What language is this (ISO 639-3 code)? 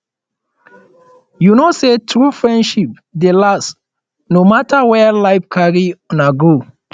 pcm